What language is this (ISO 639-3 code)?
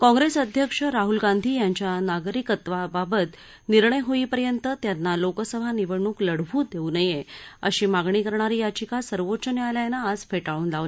mar